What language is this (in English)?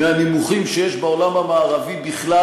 Hebrew